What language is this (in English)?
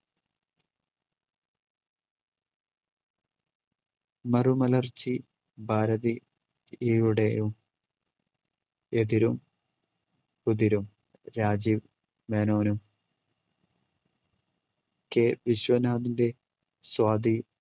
Malayalam